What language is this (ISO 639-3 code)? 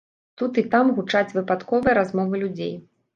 bel